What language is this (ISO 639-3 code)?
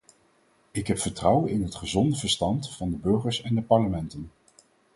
nld